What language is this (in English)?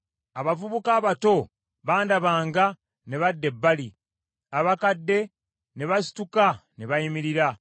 Ganda